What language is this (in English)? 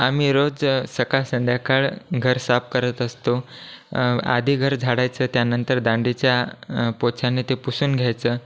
Marathi